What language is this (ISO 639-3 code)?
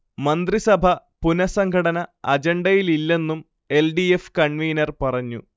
mal